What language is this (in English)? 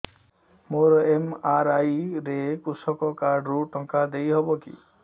Odia